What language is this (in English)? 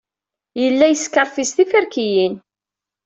Kabyle